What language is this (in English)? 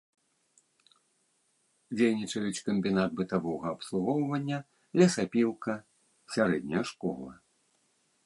Belarusian